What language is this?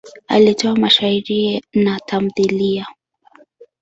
Swahili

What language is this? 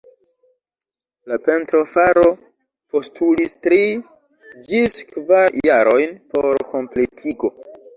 Esperanto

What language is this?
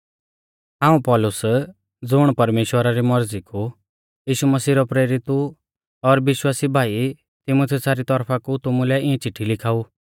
Mahasu Pahari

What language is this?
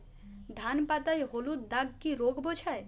Bangla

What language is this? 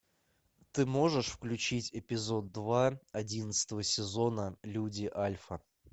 Russian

